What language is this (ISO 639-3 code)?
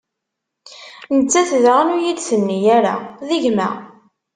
kab